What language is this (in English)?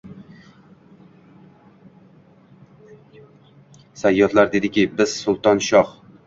Uzbek